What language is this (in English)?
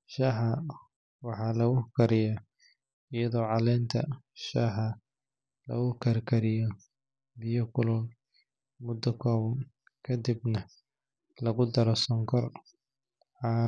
Somali